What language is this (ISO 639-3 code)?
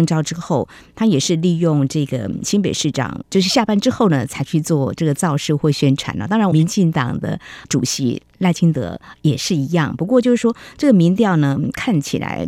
zho